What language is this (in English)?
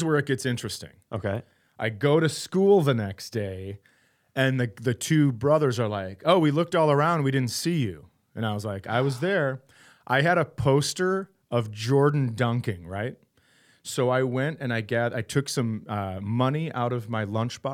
English